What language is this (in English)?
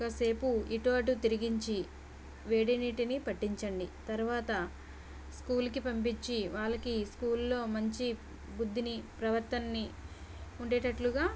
Telugu